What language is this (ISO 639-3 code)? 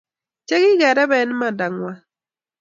kln